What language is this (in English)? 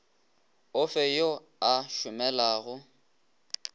Northern Sotho